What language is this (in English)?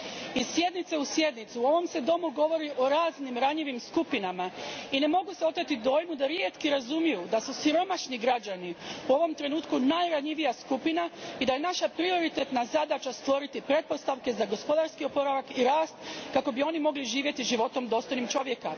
Croatian